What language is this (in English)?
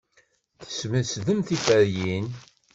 Kabyle